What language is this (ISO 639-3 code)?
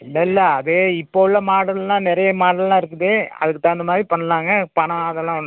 tam